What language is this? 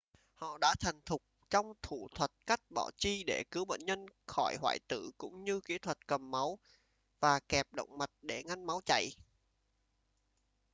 Vietnamese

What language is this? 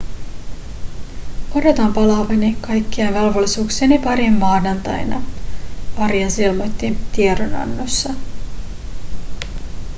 Finnish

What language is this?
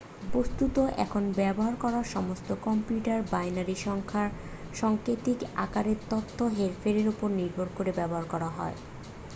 Bangla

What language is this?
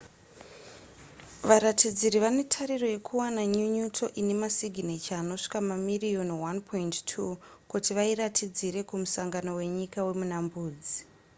Shona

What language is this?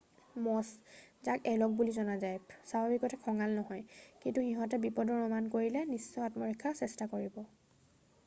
Assamese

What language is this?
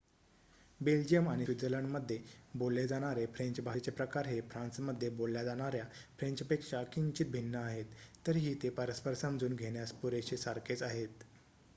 Marathi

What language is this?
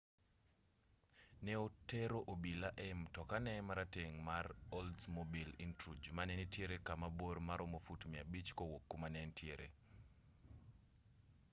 Luo (Kenya and Tanzania)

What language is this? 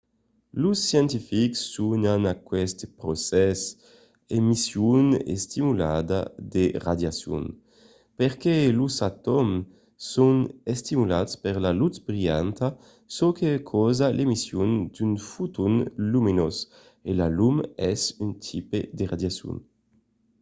Occitan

